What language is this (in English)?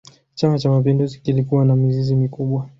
Swahili